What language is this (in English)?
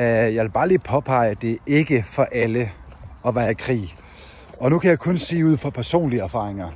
Danish